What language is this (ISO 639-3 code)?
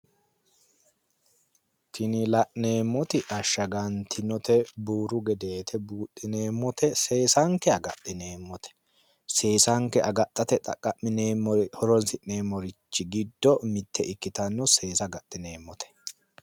sid